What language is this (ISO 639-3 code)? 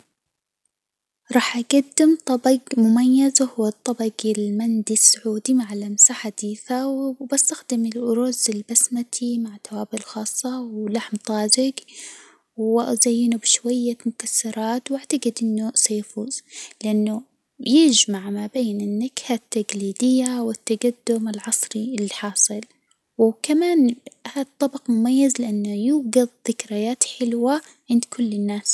acw